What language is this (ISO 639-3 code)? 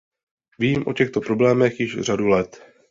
ces